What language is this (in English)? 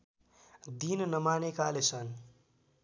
Nepali